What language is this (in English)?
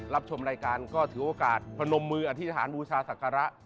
Thai